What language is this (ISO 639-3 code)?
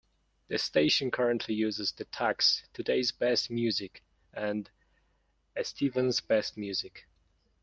eng